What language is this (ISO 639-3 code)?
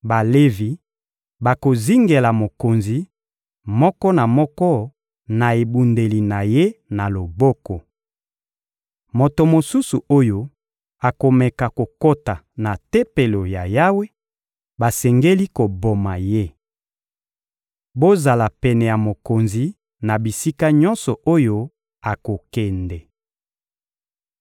lin